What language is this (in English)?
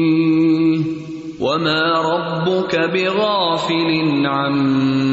Urdu